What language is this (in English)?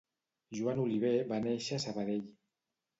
Catalan